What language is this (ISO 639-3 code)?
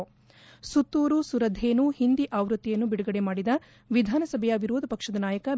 kan